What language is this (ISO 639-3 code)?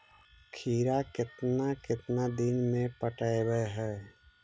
mag